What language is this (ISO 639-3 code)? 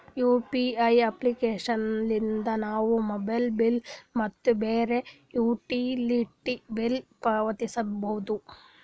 kan